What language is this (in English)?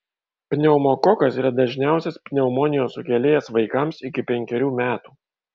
Lithuanian